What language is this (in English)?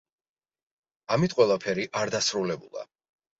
Georgian